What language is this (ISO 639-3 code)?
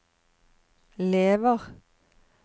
nor